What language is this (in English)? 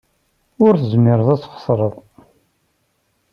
Kabyle